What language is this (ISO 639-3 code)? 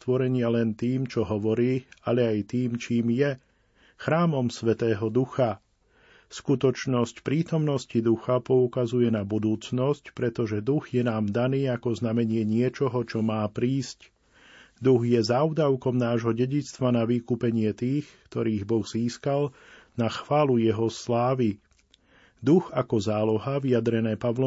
slk